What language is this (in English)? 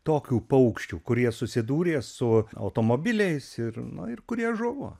Lithuanian